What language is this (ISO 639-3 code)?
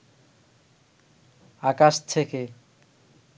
ben